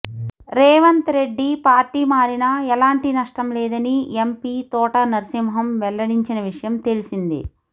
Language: Telugu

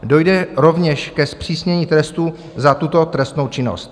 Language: Czech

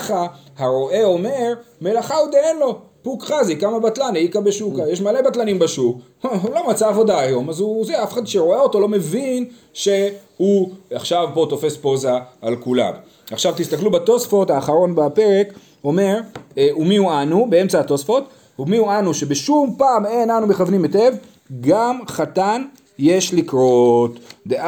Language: Hebrew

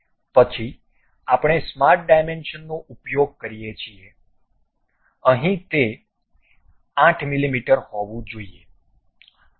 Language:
Gujarati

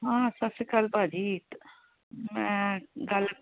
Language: Punjabi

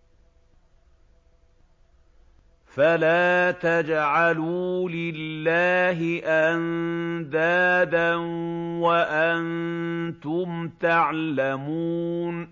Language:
Arabic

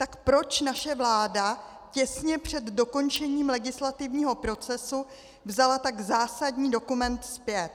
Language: Czech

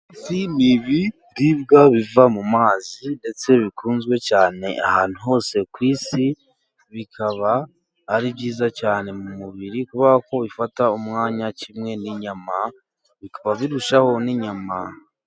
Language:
Kinyarwanda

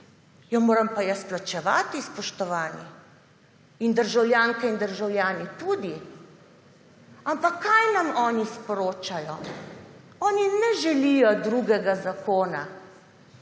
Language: Slovenian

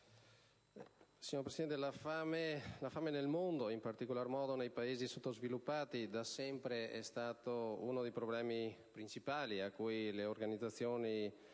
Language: Italian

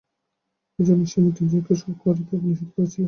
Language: Bangla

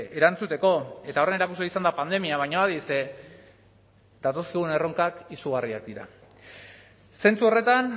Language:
Basque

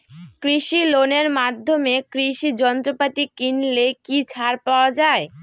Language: Bangla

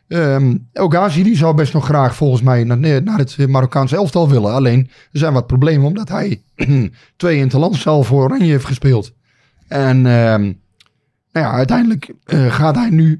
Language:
Dutch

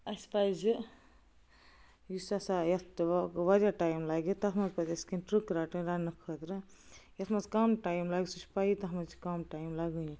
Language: Kashmiri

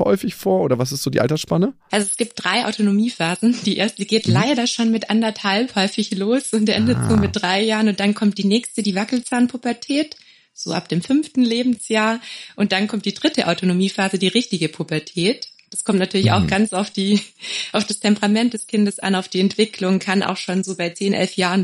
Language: German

